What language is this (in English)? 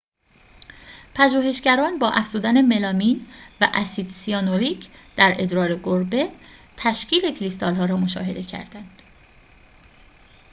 Persian